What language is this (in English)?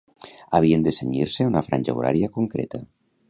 Catalan